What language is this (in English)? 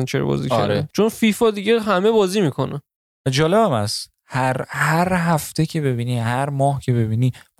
Persian